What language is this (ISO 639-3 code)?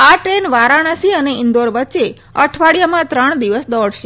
guj